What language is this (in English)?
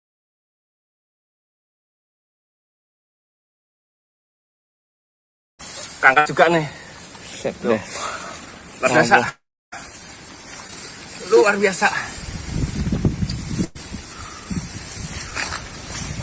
Indonesian